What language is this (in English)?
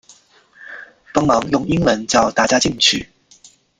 Chinese